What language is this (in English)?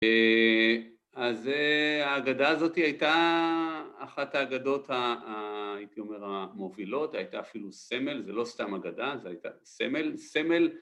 Hebrew